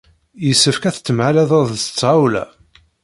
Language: Kabyle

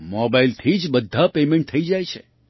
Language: Gujarati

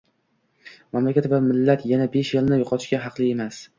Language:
Uzbek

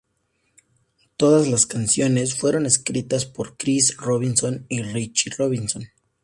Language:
Spanish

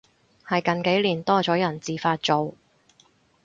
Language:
Cantonese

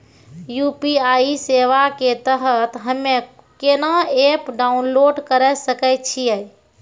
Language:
Maithili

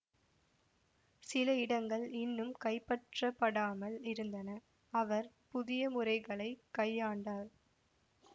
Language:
Tamil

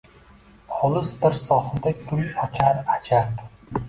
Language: Uzbek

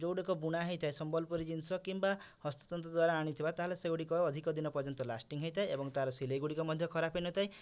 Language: Odia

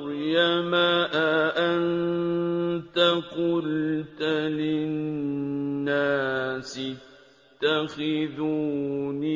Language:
Arabic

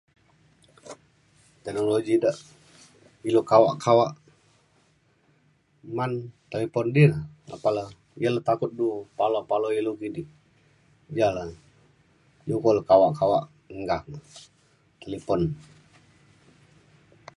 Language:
Mainstream Kenyah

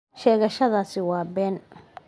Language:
Somali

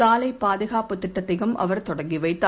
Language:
Tamil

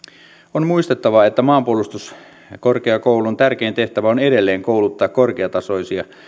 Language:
Finnish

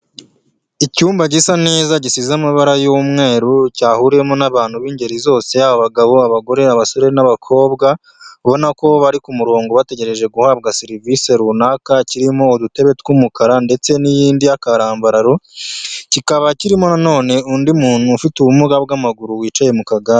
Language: Kinyarwanda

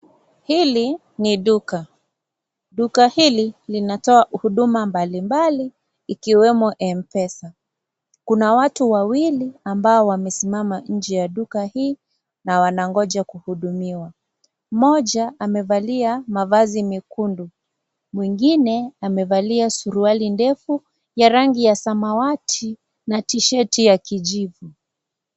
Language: Swahili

